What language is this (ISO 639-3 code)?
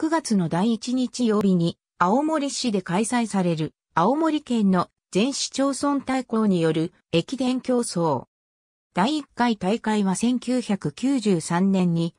jpn